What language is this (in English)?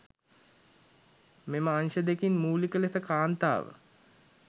Sinhala